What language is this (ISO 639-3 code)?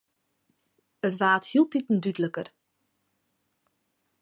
fry